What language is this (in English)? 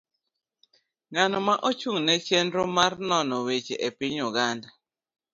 Luo (Kenya and Tanzania)